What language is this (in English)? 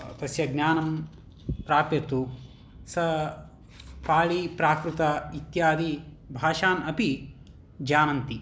Sanskrit